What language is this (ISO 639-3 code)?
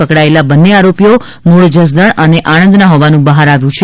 guj